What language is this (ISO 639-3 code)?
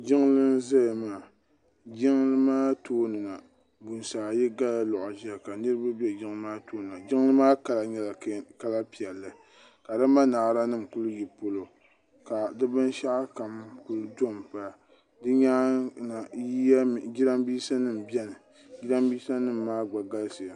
dag